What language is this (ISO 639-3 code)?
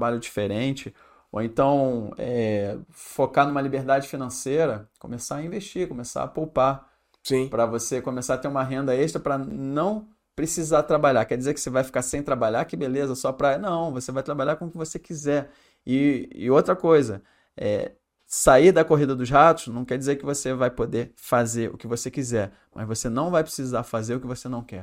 por